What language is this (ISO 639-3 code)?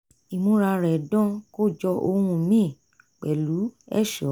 yor